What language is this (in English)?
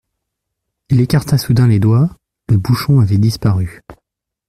French